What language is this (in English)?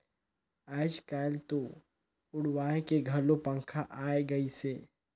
Chhattisgarhi